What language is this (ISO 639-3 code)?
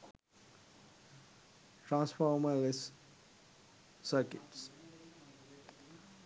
sin